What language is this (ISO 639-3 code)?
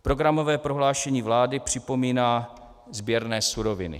ces